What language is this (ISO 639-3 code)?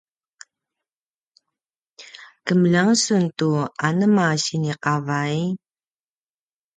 pwn